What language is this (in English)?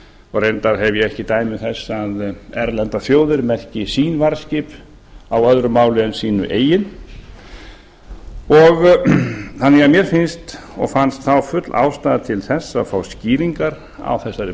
Icelandic